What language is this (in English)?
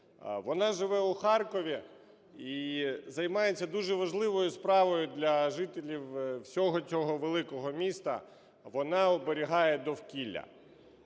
Ukrainian